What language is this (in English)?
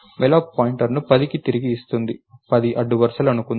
Telugu